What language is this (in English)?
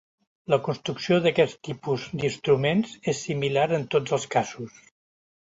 Catalan